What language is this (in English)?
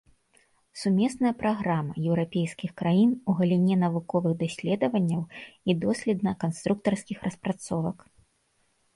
Belarusian